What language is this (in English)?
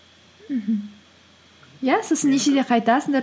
Kazakh